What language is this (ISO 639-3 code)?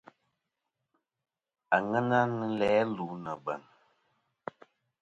bkm